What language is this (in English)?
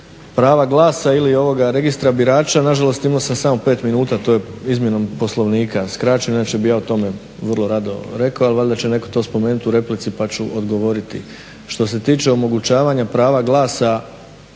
Croatian